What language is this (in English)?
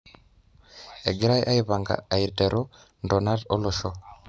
Masai